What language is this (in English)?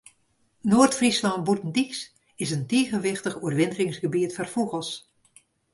Western Frisian